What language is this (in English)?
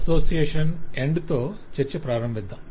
Telugu